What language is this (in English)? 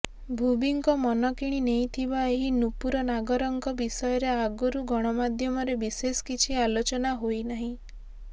Odia